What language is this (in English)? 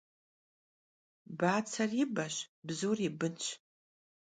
Kabardian